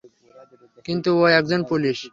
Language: Bangla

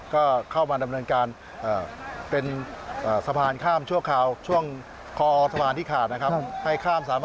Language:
Thai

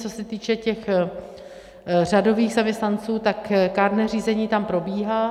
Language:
Czech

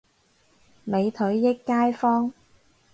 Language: Cantonese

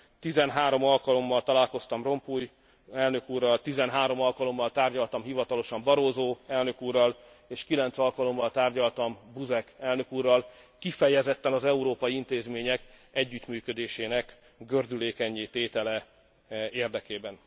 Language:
Hungarian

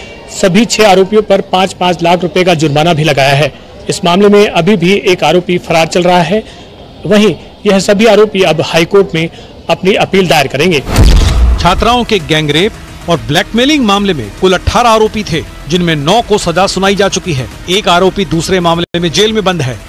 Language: Hindi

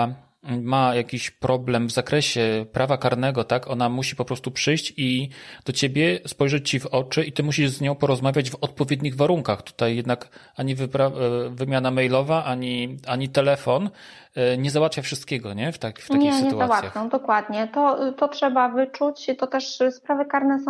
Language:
Polish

